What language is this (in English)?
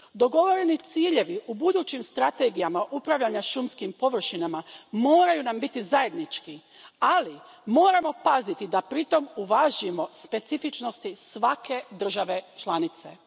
Croatian